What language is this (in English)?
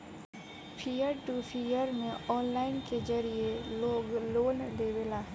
Bhojpuri